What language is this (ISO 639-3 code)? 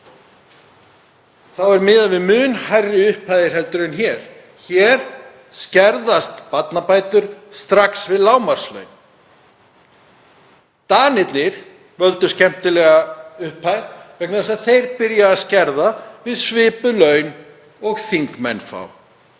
isl